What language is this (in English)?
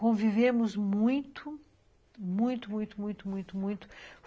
Portuguese